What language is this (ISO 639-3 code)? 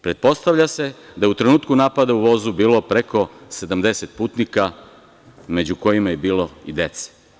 srp